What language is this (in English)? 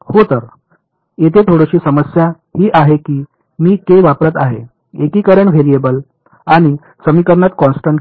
Marathi